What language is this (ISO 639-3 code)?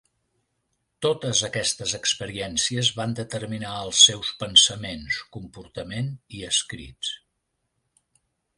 cat